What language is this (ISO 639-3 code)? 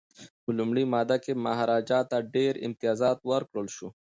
pus